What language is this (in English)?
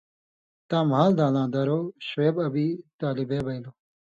Indus Kohistani